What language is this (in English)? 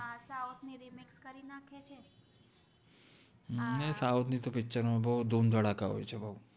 Gujarati